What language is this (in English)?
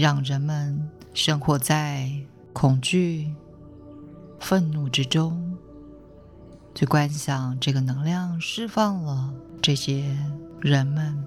Chinese